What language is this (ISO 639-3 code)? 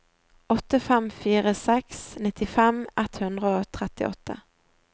nor